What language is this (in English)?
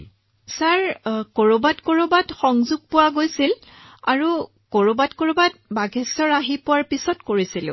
Assamese